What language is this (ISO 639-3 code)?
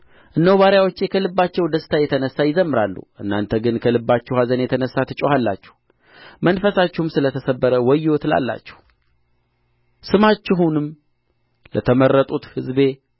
amh